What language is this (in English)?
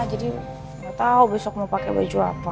Indonesian